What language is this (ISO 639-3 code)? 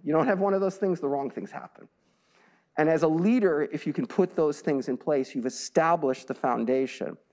eng